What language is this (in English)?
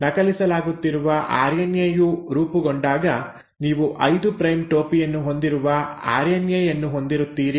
Kannada